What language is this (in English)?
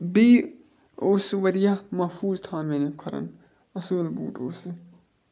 Kashmiri